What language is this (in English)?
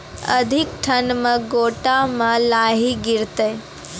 Maithili